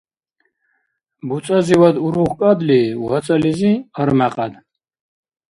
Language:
Dargwa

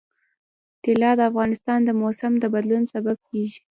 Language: Pashto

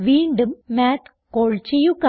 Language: Malayalam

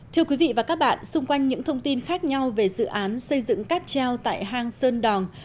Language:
Vietnamese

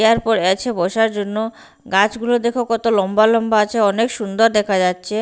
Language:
Bangla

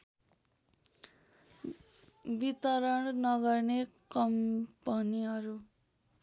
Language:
Nepali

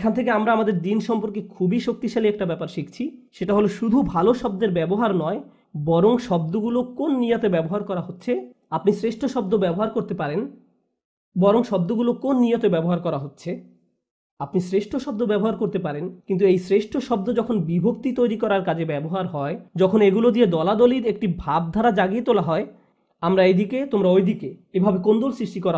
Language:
Bangla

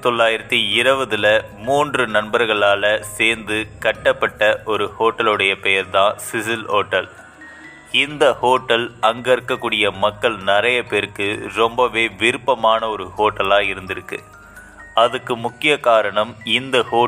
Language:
Tamil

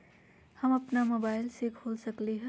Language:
Magahi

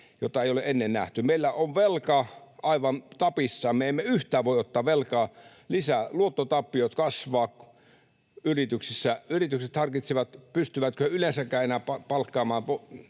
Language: Finnish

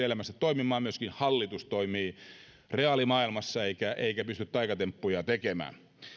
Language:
Finnish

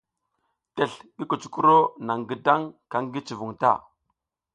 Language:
South Giziga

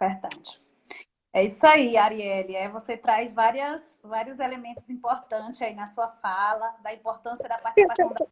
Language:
Portuguese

